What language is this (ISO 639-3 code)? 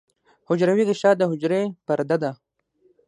pus